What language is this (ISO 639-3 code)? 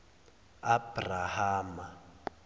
zul